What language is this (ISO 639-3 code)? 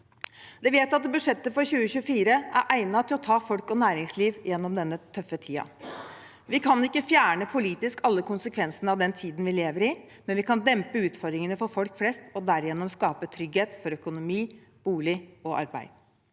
nor